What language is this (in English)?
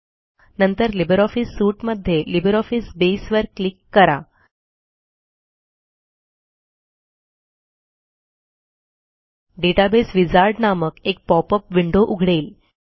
Marathi